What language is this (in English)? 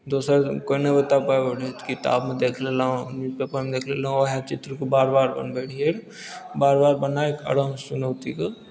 Maithili